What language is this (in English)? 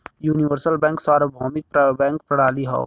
Bhojpuri